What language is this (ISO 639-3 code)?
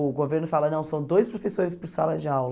por